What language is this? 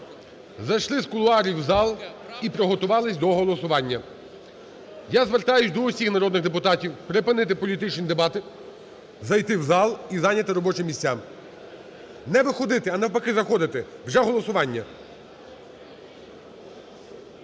Ukrainian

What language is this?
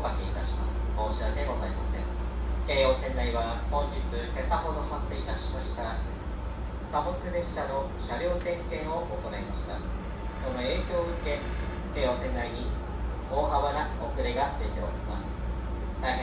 Japanese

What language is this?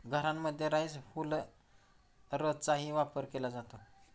Marathi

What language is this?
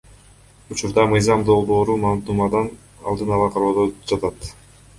Kyrgyz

